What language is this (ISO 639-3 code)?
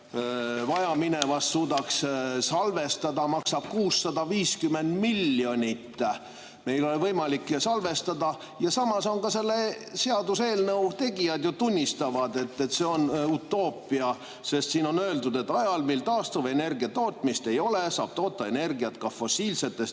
est